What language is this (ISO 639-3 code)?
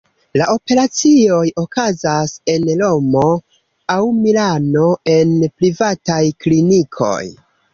epo